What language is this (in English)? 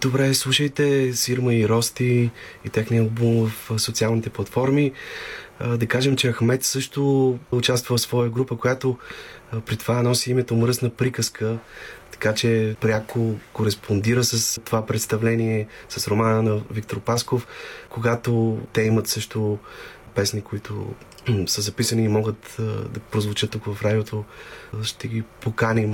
Bulgarian